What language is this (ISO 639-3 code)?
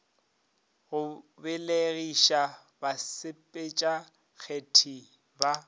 nso